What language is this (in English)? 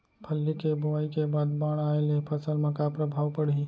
Chhattisgarhi